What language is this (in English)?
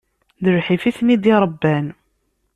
Kabyle